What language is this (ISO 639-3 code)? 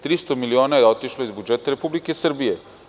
srp